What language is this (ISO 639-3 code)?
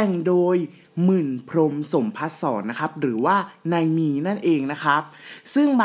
tha